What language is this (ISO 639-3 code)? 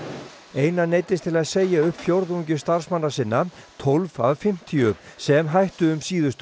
isl